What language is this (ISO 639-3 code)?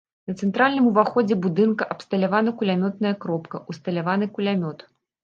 bel